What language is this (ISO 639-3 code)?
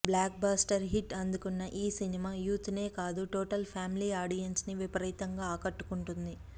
tel